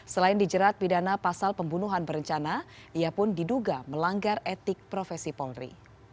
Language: Indonesian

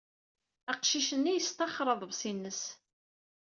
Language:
Kabyle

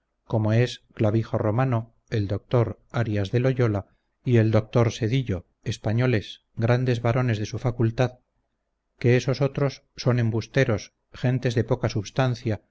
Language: Spanish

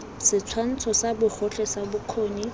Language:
Tswana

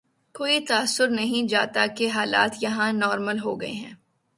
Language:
Urdu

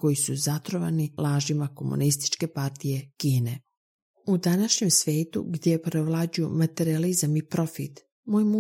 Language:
Croatian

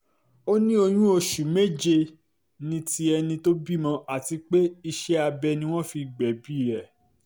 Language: Yoruba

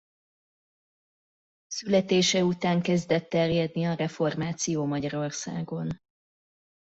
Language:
Hungarian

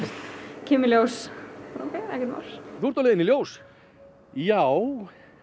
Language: Icelandic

